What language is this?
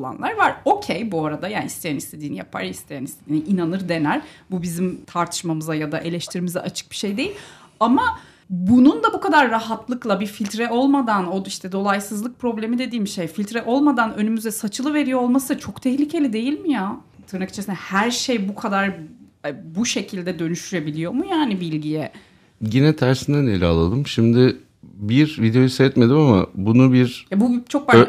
Turkish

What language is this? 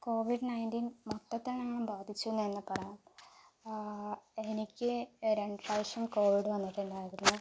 Malayalam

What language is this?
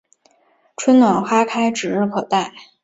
Chinese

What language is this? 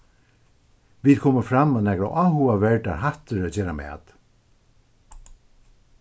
Faroese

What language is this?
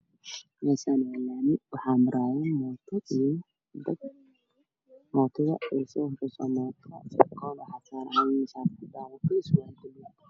Somali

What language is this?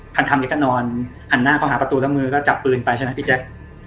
Thai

